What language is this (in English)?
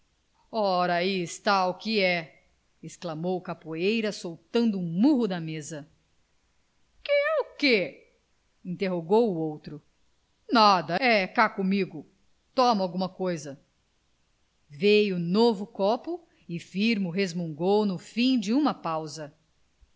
Portuguese